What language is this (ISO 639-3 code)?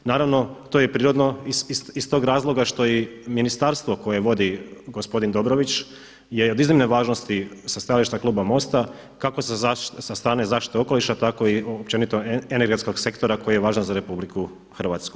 hrv